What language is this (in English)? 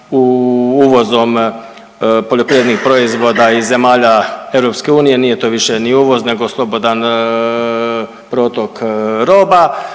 Croatian